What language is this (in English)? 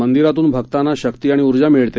Marathi